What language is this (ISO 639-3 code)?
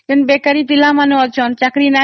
ori